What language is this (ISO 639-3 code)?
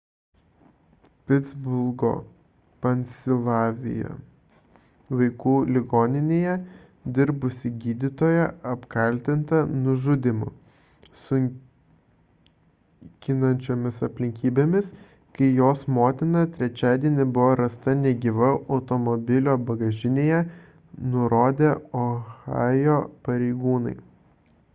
lit